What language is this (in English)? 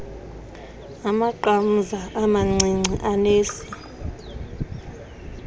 Xhosa